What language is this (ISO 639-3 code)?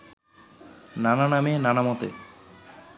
ben